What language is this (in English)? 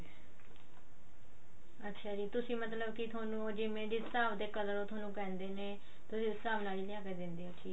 Punjabi